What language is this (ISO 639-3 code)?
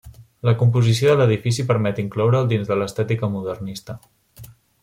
cat